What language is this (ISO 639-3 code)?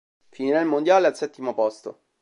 ita